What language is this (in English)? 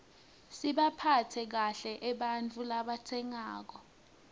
Swati